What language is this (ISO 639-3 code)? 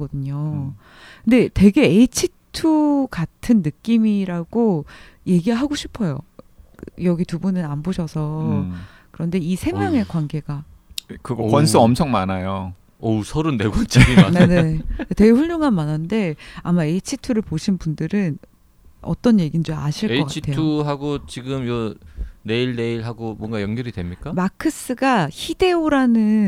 kor